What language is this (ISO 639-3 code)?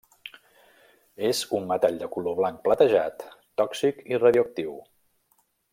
cat